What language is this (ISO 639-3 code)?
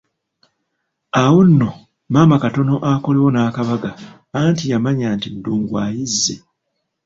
lug